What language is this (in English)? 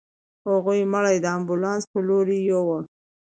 Pashto